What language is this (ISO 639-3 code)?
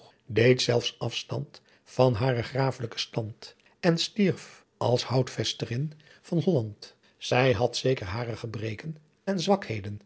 nld